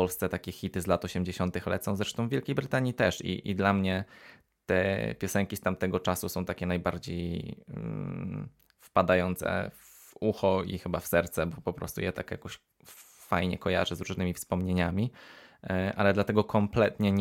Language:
Polish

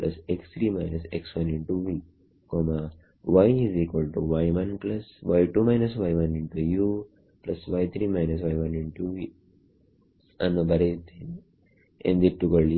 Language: Kannada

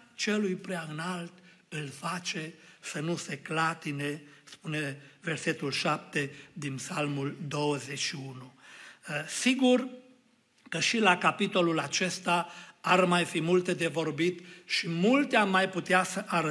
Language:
Romanian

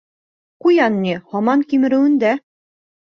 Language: Bashkir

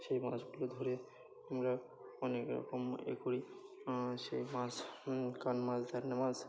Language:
Bangla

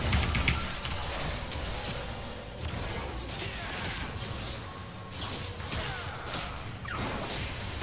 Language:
Korean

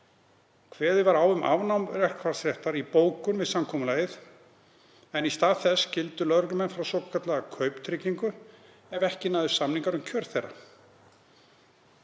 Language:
Icelandic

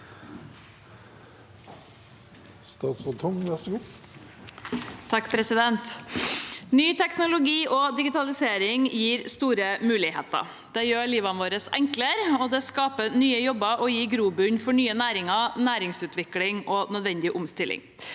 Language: Norwegian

